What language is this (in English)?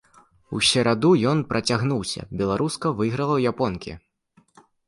Belarusian